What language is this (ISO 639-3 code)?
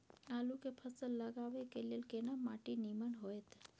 mai